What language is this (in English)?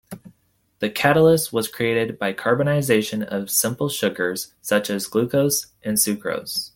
English